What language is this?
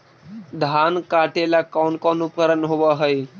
Magahi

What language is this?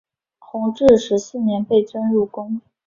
Chinese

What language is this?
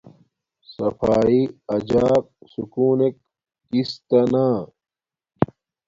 Domaaki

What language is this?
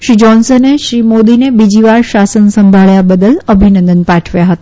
Gujarati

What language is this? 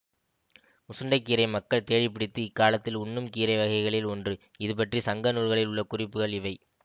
Tamil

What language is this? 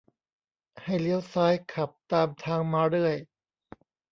Thai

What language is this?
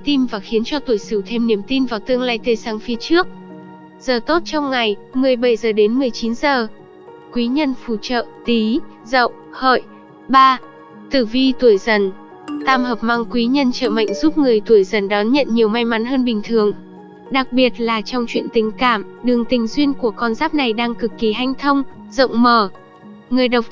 Vietnamese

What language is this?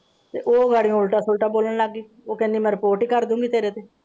Punjabi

